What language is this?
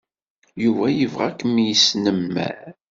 Kabyle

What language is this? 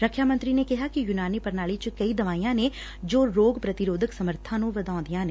Punjabi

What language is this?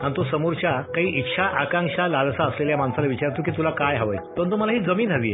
Marathi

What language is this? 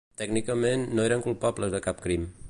Catalan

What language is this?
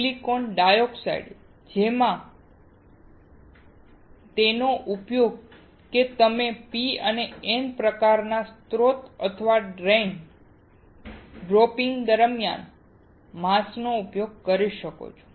Gujarati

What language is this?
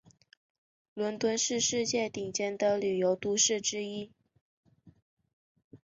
Chinese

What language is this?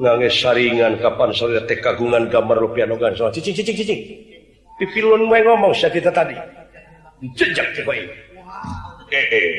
Indonesian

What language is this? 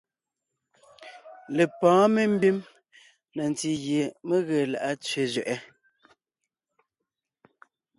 Ngiemboon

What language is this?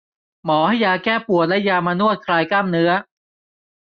Thai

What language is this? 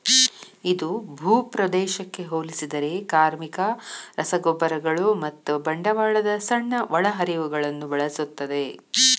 Kannada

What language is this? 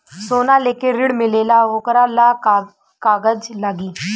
Bhojpuri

